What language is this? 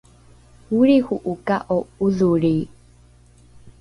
Rukai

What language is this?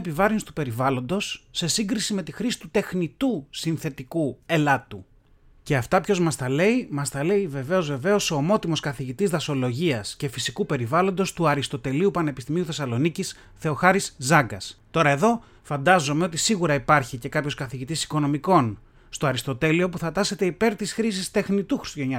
Greek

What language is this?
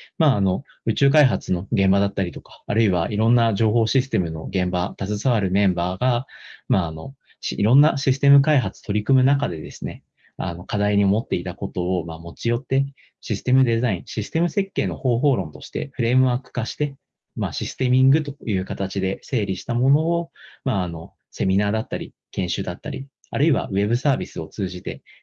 Japanese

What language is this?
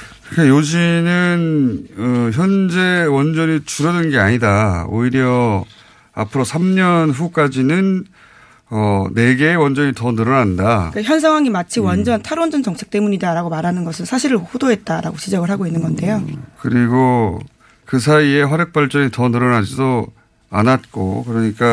Korean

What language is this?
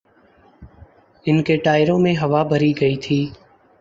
Urdu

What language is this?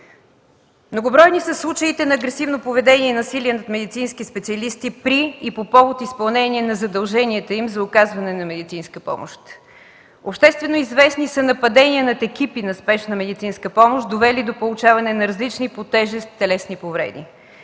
Bulgarian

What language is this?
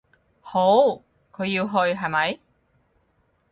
Cantonese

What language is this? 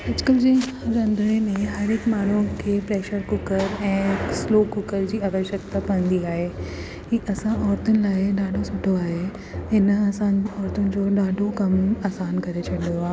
Sindhi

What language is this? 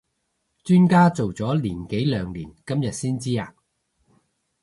Cantonese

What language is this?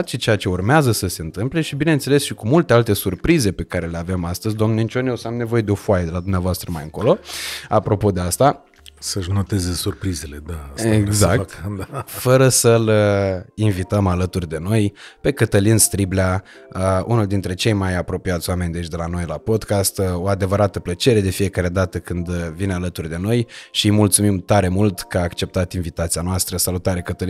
Romanian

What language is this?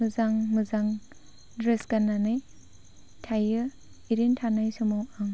Bodo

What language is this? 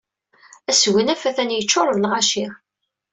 Kabyle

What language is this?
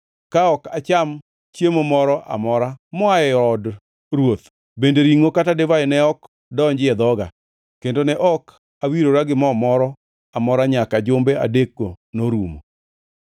Luo (Kenya and Tanzania)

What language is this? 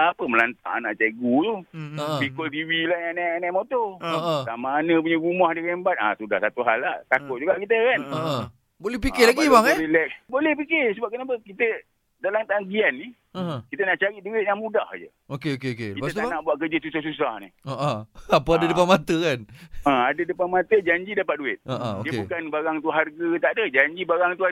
Malay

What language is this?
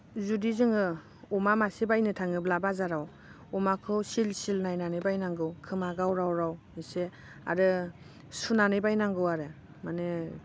Bodo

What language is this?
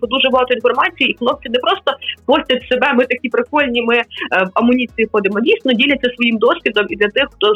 Ukrainian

